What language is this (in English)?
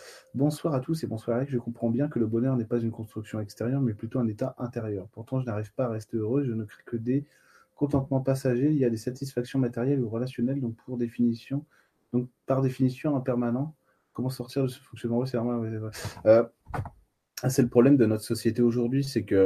French